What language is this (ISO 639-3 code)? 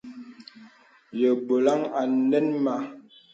beb